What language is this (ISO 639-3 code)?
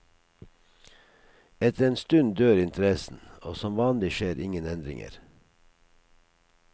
nor